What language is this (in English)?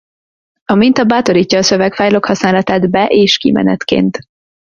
Hungarian